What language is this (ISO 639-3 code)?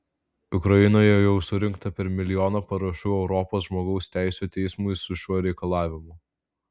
lit